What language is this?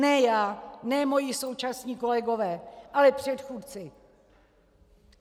Czech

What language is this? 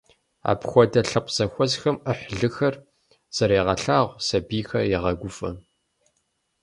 Kabardian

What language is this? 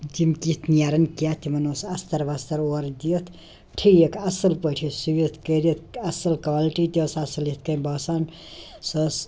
Kashmiri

